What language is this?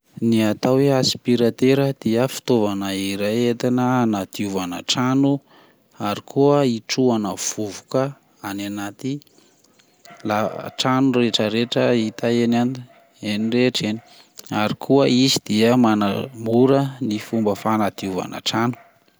Malagasy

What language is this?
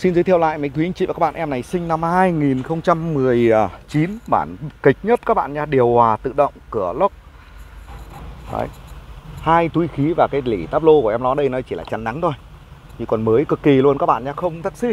Vietnamese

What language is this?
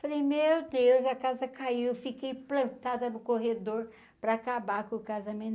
Portuguese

